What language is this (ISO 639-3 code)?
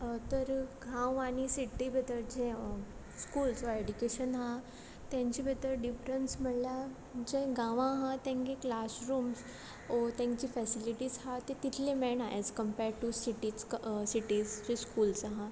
kok